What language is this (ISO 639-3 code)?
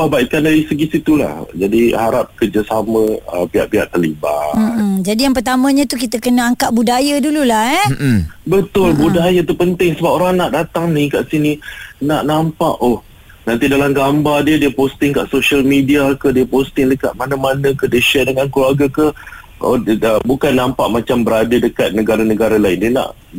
msa